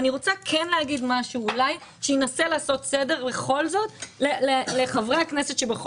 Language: Hebrew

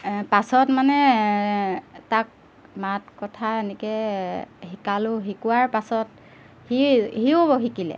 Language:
Assamese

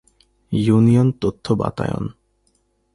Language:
Bangla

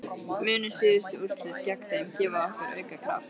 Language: Icelandic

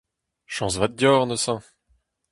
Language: Breton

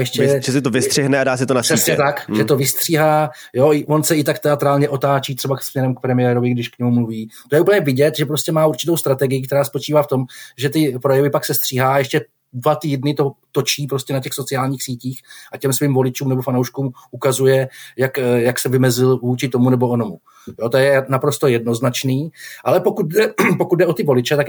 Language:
Czech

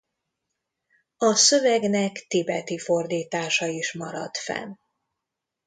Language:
Hungarian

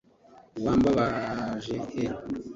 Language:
Kinyarwanda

